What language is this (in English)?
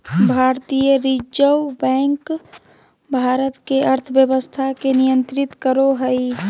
Magahi